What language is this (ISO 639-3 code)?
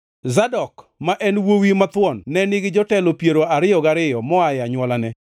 luo